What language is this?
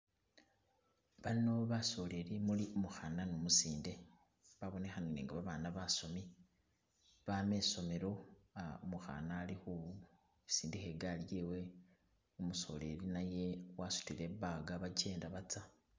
Masaaba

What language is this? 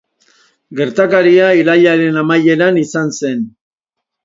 Basque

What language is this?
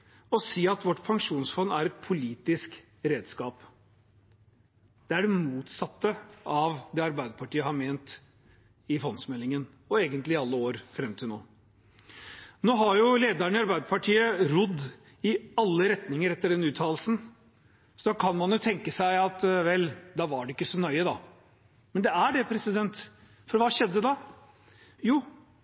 Norwegian Bokmål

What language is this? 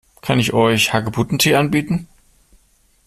German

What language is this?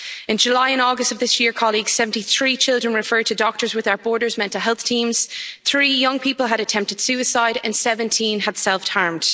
English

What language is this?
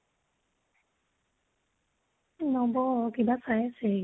Assamese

